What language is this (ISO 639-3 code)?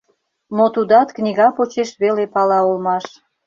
chm